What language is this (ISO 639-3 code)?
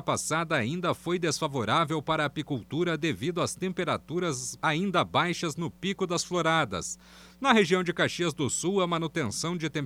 por